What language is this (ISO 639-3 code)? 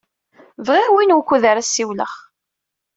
kab